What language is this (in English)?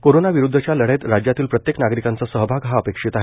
Marathi